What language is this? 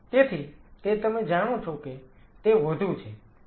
Gujarati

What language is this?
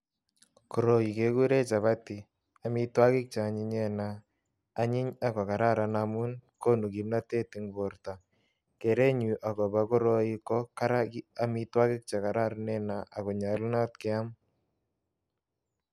Kalenjin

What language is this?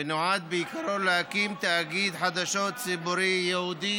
Hebrew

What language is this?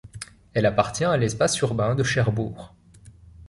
French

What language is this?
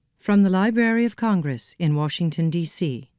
English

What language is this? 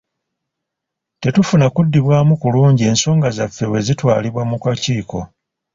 Ganda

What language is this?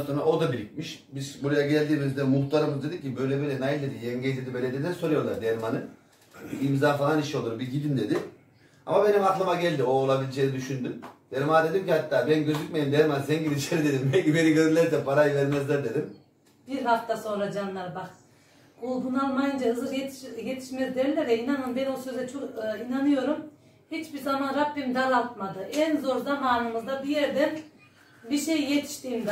Turkish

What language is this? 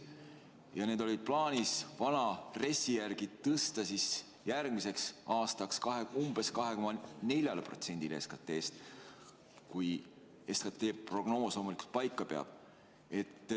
Estonian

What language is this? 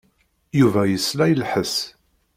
Kabyle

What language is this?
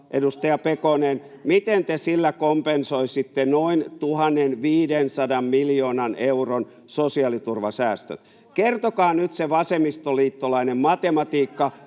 Finnish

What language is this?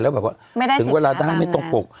Thai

